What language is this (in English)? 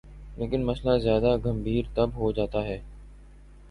Urdu